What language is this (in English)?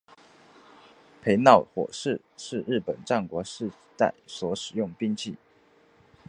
Chinese